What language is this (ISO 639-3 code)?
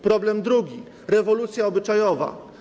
pol